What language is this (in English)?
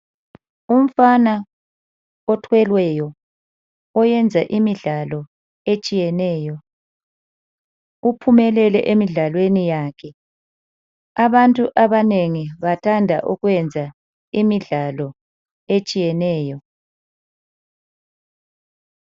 North Ndebele